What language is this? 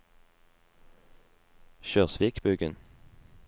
Norwegian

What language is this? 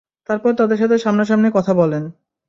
Bangla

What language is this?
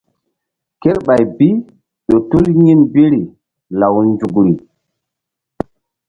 Mbum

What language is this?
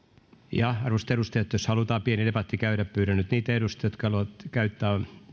Finnish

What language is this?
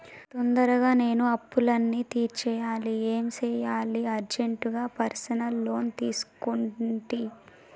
Telugu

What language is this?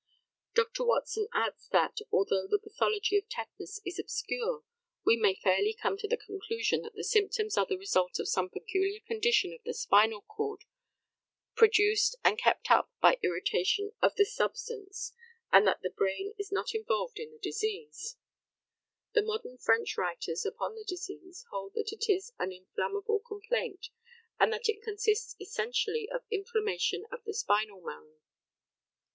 English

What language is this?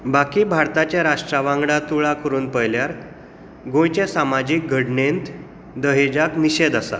Konkani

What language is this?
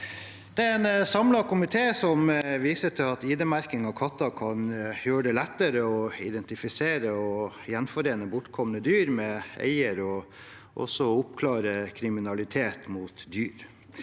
Norwegian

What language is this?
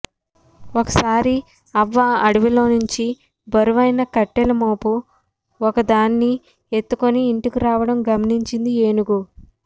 Telugu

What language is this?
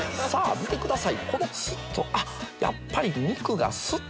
Japanese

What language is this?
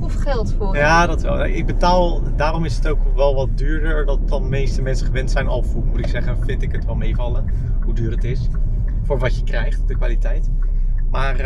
Dutch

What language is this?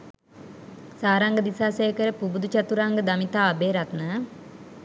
Sinhala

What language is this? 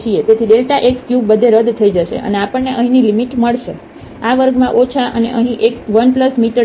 Gujarati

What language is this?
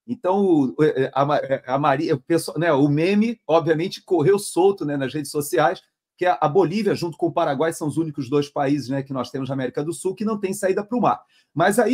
Portuguese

